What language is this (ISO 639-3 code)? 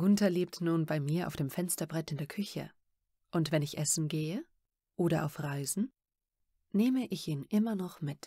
deu